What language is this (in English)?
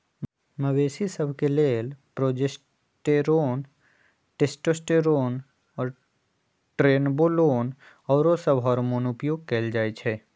Magahi